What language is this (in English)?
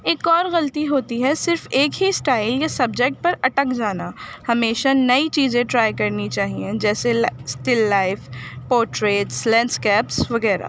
Urdu